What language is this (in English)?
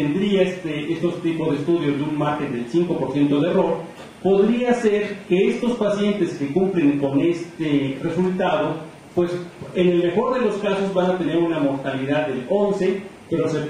Spanish